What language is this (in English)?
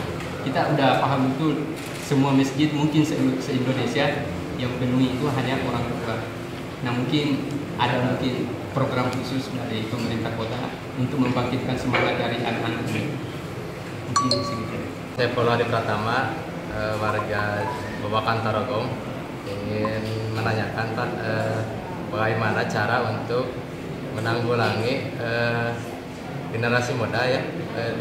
Indonesian